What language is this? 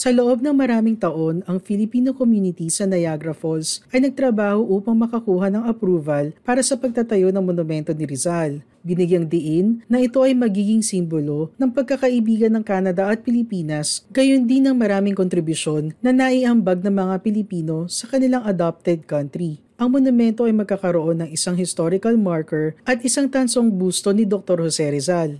Filipino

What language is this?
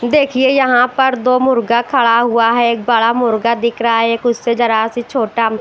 Hindi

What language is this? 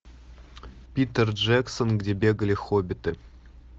Russian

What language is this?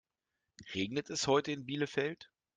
German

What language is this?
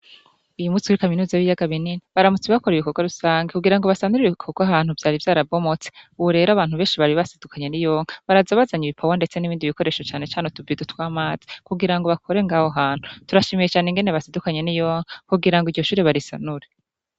Rundi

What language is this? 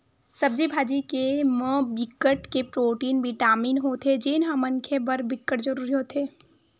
Chhattisgarhi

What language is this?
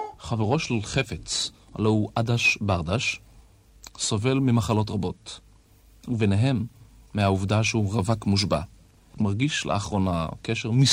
Hebrew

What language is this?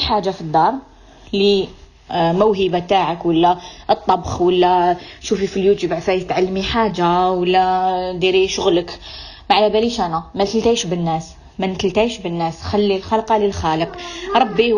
Arabic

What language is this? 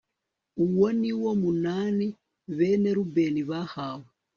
Kinyarwanda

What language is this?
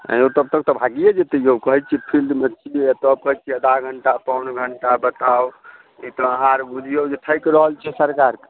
Maithili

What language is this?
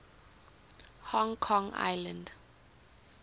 English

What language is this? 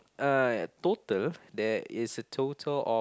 English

